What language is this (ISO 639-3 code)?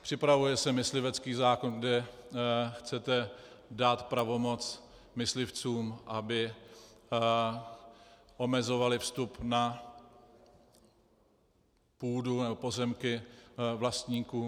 ces